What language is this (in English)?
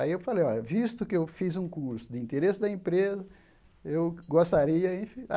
Portuguese